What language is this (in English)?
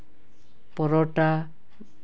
Santali